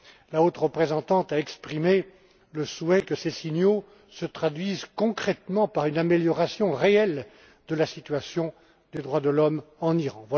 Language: French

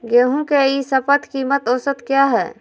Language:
Magahi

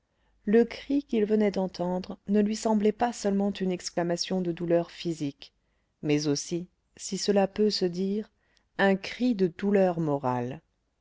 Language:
French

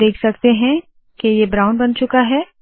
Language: Hindi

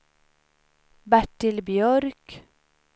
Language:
Swedish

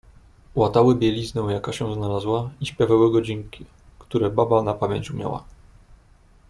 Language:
Polish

